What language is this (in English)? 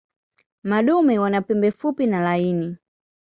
Swahili